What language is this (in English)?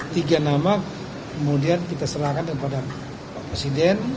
Indonesian